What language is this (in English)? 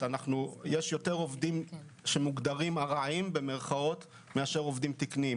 Hebrew